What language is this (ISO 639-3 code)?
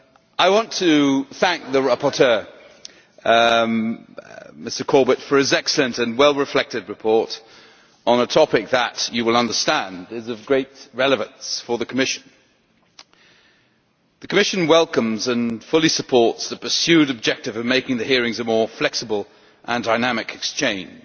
eng